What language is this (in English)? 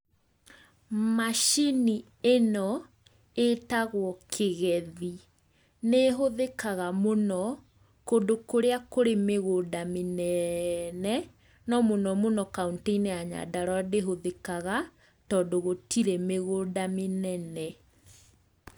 Kikuyu